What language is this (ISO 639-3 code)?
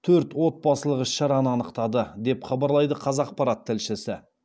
kaz